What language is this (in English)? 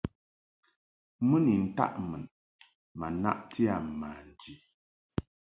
Mungaka